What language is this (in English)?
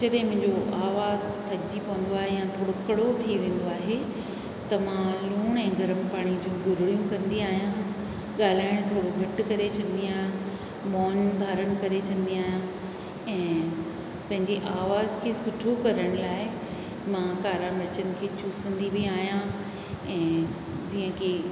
Sindhi